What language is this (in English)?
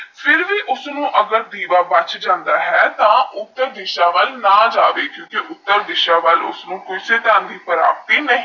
Punjabi